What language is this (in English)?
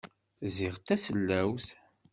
Kabyle